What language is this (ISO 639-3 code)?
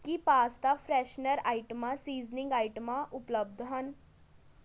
pan